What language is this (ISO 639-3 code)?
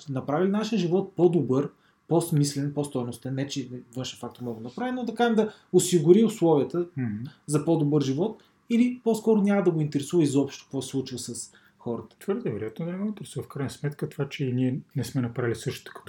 bul